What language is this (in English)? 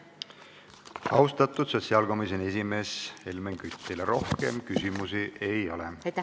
Estonian